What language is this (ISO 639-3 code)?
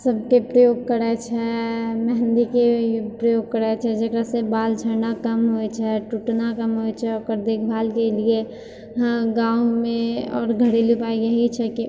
mai